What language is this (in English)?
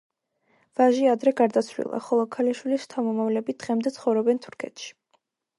Georgian